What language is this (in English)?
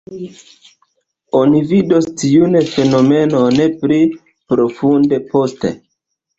Esperanto